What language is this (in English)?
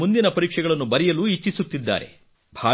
Kannada